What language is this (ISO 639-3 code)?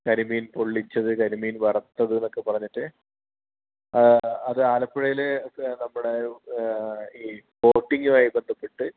mal